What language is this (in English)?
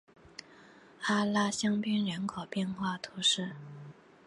Chinese